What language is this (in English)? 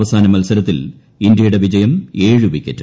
Malayalam